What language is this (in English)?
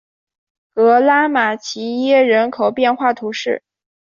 Chinese